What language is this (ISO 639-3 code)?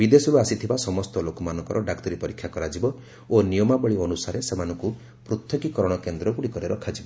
ori